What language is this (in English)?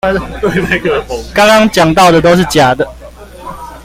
Chinese